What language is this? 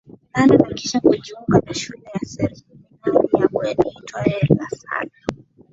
Swahili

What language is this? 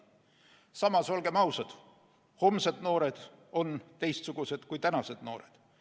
Estonian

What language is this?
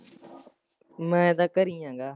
Punjabi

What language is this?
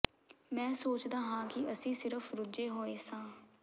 Punjabi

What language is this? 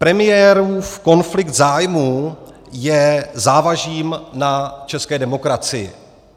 Czech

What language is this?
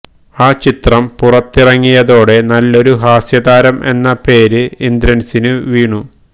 Malayalam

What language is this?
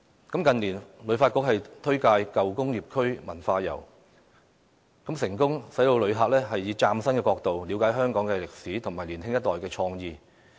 Cantonese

